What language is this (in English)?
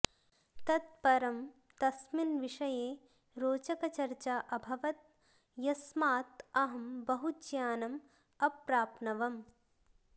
Sanskrit